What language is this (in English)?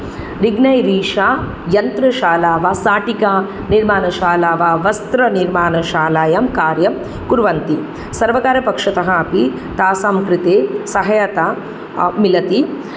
Sanskrit